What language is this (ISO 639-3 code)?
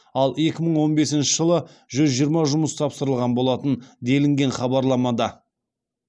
kaz